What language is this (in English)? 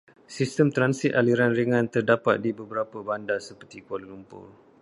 Malay